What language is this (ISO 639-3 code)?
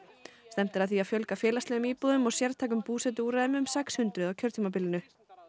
isl